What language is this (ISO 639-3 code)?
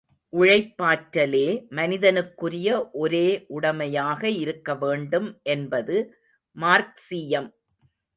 tam